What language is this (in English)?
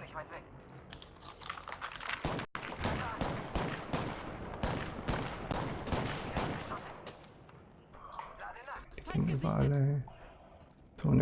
German